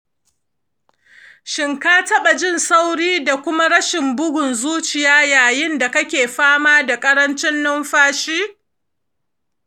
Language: Hausa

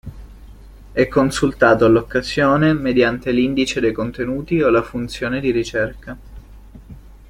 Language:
Italian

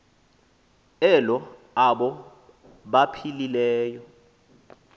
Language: Xhosa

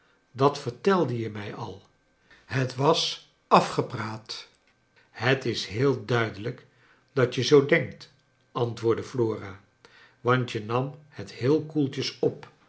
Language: Dutch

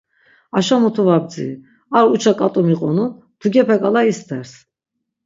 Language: Laz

